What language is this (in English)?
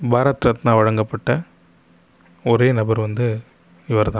Tamil